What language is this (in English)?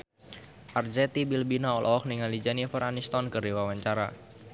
Sundanese